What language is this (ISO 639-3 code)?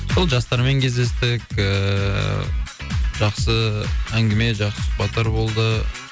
kaz